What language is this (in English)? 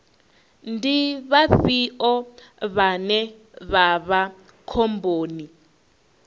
Venda